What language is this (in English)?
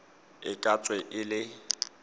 Tswana